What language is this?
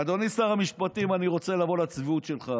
Hebrew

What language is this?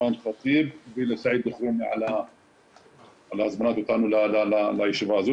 Hebrew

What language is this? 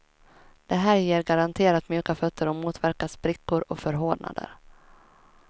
Swedish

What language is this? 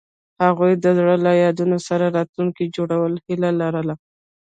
Pashto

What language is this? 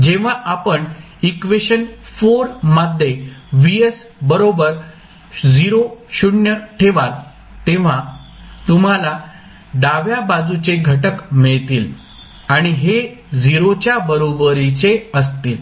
Marathi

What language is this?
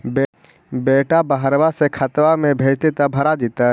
Magahi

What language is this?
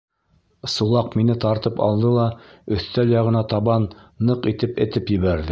Bashkir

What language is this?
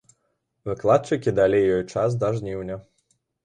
Belarusian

